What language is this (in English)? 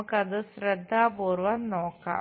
Malayalam